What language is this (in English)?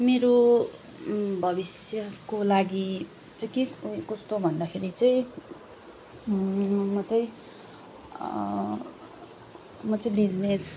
Nepali